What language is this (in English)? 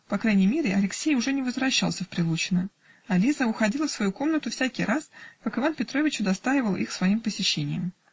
Russian